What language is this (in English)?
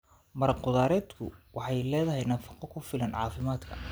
Somali